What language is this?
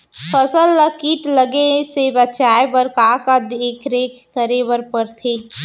Chhattisgarhi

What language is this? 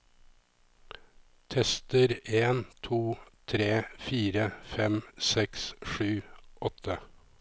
Norwegian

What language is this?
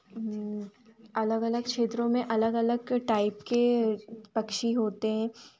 Hindi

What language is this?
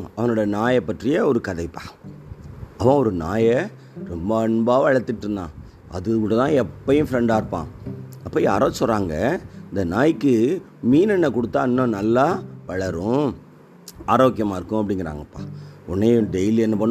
Tamil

